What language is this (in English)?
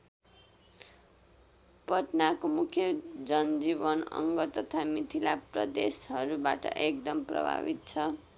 Nepali